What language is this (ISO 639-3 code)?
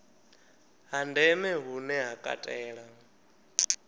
ven